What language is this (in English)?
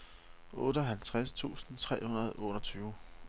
Danish